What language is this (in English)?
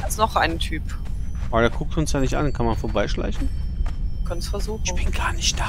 German